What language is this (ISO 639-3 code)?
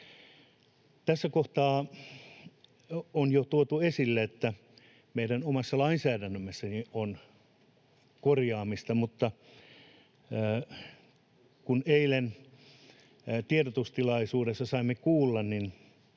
fin